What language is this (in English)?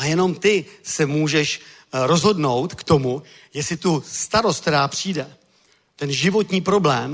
Czech